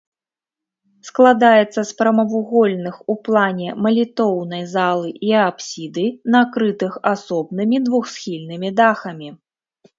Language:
Belarusian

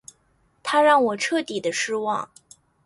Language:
Chinese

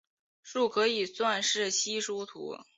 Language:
Chinese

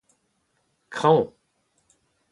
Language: Breton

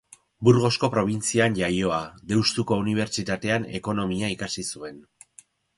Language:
Basque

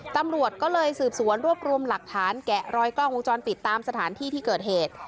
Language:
Thai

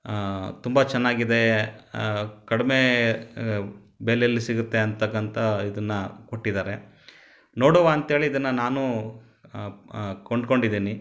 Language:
Kannada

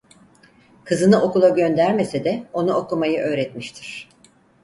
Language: Turkish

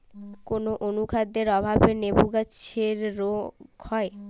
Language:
Bangla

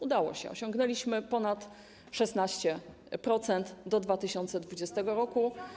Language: Polish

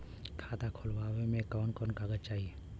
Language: Bhojpuri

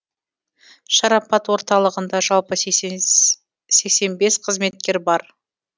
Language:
Kazakh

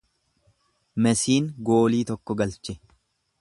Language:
Oromo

